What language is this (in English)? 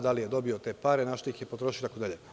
Serbian